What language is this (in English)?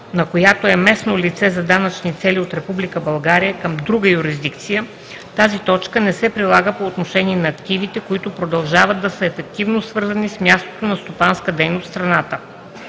Bulgarian